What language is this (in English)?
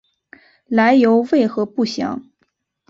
Chinese